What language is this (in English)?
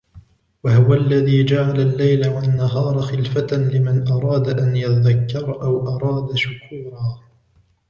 Arabic